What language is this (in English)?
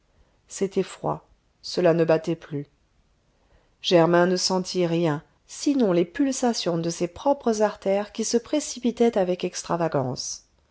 French